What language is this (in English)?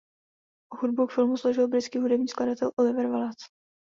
Czech